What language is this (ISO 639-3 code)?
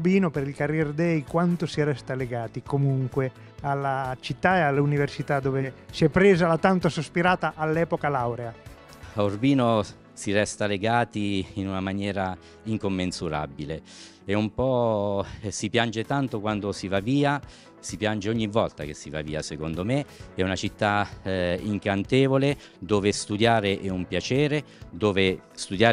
ita